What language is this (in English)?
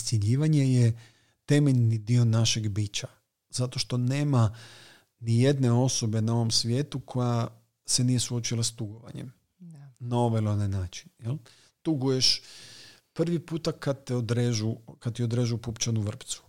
Croatian